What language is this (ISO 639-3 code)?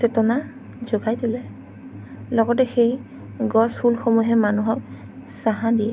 asm